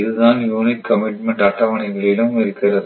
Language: Tamil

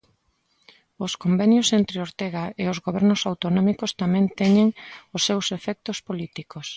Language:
Galician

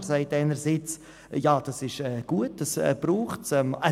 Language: Swiss German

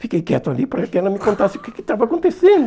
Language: Portuguese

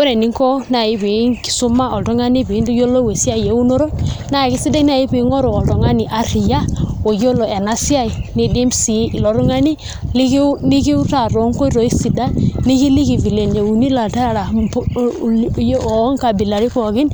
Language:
Masai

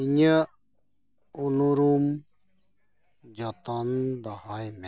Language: Santali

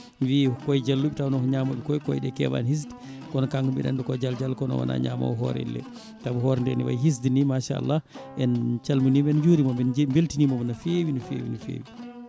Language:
Fula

